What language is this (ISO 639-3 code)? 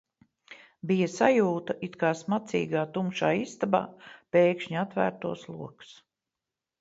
lav